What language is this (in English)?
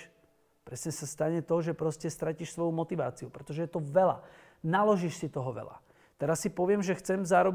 Slovak